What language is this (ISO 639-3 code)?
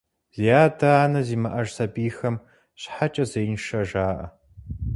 kbd